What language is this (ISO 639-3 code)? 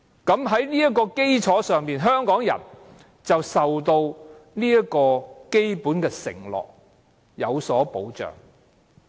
yue